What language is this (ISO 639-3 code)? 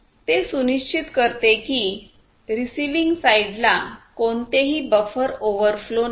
mar